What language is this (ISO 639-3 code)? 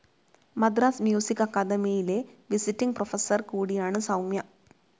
mal